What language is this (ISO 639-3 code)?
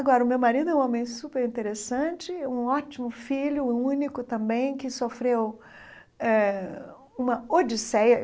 por